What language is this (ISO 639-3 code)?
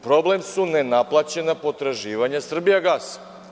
srp